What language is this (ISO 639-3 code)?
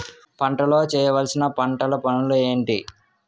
tel